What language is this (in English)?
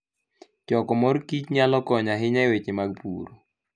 Luo (Kenya and Tanzania)